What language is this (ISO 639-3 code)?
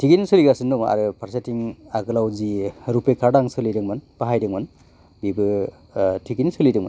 brx